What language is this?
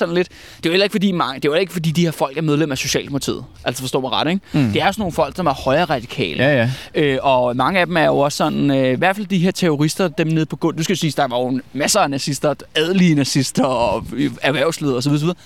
Danish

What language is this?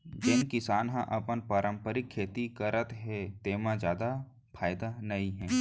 Chhattisgarhi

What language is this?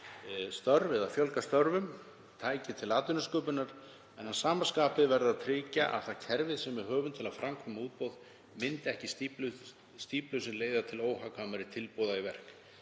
Icelandic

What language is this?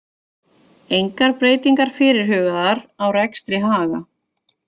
Icelandic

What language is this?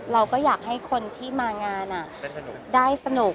Thai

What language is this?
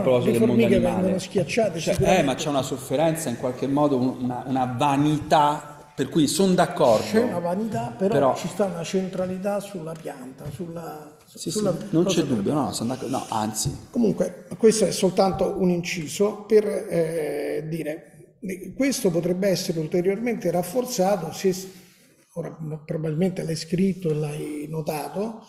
Italian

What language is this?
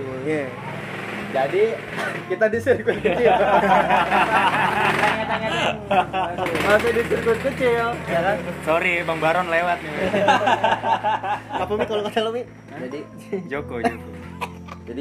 Indonesian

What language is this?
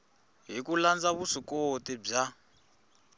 Tsonga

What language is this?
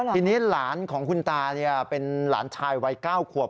Thai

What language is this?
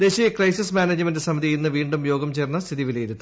Malayalam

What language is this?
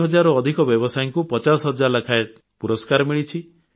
Odia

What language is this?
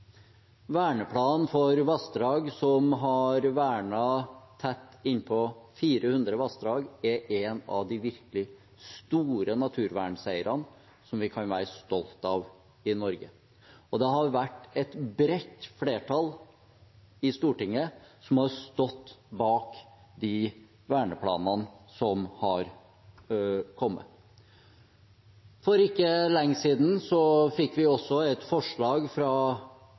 Norwegian Bokmål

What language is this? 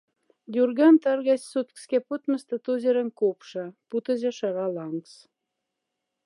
Moksha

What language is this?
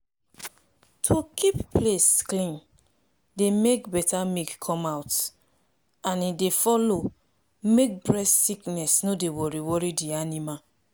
Nigerian Pidgin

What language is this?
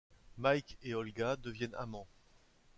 French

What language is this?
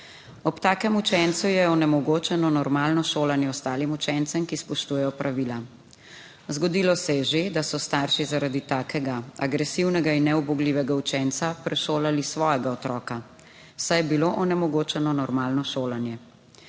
Slovenian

